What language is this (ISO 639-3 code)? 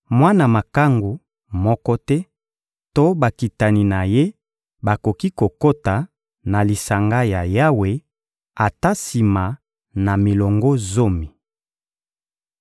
lin